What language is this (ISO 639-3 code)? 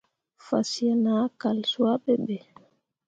mua